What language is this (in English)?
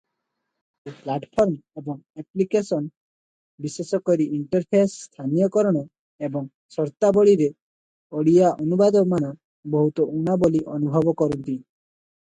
Odia